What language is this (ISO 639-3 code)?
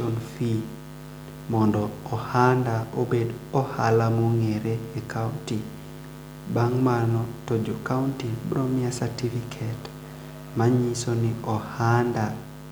luo